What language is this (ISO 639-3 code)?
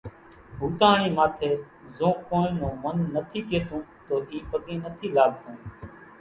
gjk